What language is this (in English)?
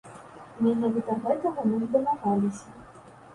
Belarusian